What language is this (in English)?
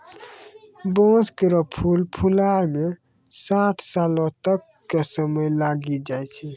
Maithili